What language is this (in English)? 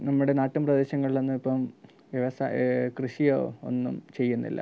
Malayalam